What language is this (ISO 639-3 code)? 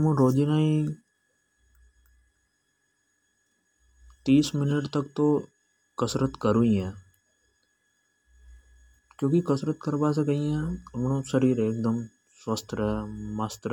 hoj